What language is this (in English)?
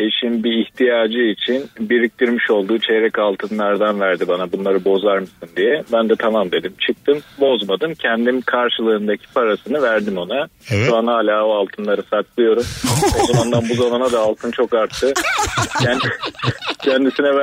Turkish